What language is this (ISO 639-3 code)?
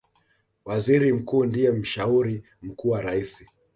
swa